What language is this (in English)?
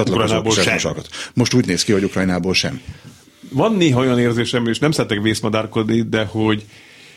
Hungarian